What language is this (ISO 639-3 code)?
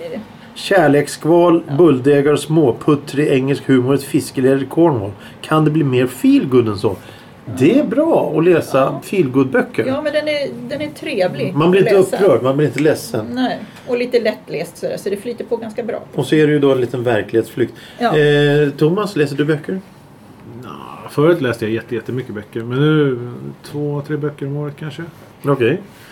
swe